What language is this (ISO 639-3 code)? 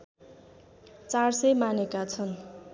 nep